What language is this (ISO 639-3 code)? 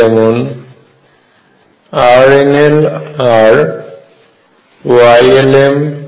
ben